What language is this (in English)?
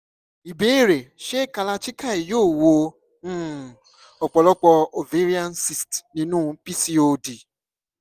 Yoruba